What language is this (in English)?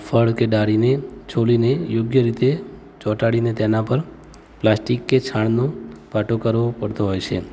Gujarati